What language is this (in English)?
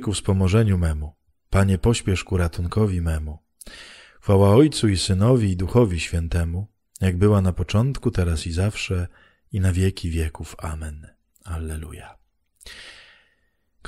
Polish